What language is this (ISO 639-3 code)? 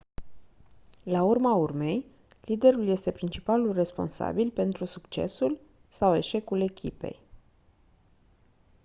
ron